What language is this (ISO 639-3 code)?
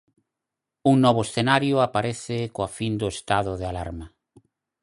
glg